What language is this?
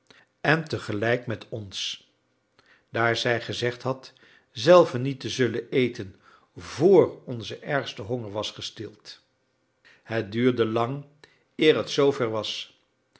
Dutch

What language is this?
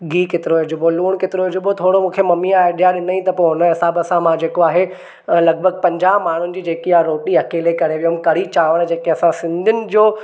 Sindhi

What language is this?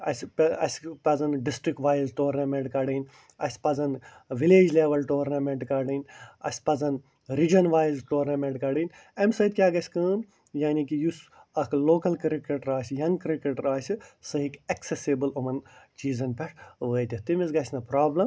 Kashmiri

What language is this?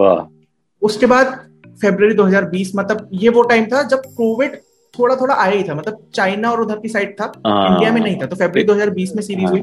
Hindi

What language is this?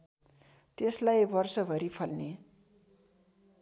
Nepali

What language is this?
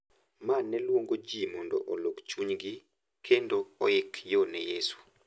Luo (Kenya and Tanzania)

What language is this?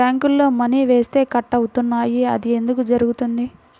Telugu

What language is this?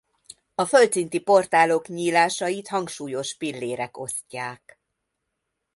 Hungarian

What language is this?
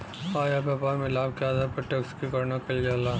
Bhojpuri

